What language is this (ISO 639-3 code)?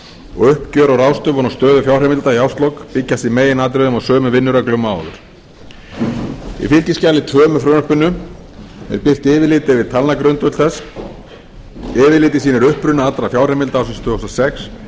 isl